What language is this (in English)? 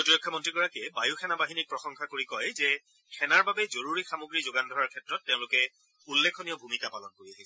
Assamese